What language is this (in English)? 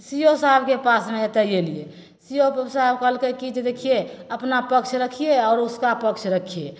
Maithili